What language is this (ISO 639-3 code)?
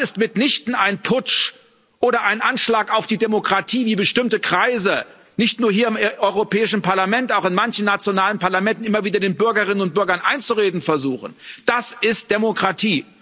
deu